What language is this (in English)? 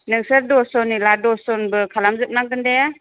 Bodo